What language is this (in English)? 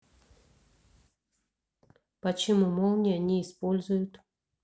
Russian